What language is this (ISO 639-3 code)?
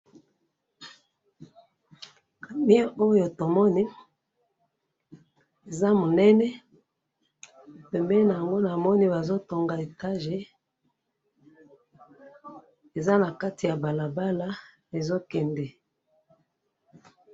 lin